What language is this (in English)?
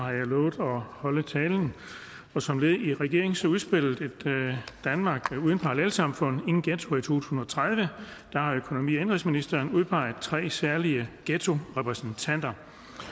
Danish